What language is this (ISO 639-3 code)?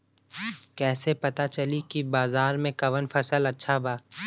bho